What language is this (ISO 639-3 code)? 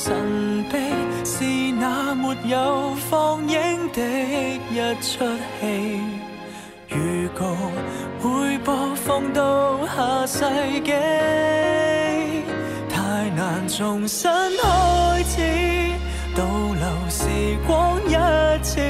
zho